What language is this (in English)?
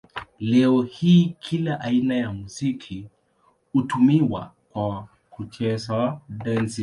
Swahili